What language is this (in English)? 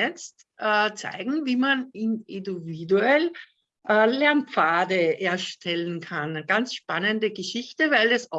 German